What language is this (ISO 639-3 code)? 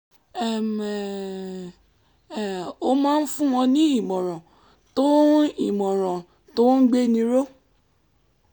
yor